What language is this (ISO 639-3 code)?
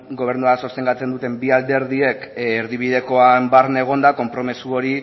eus